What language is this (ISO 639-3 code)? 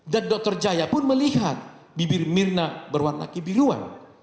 ind